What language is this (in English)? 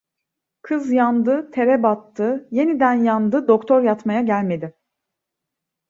Turkish